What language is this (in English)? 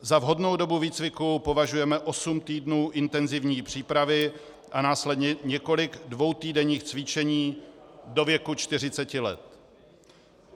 Czech